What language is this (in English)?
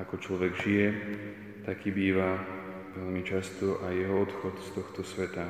Slovak